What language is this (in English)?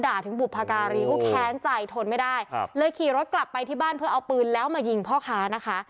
Thai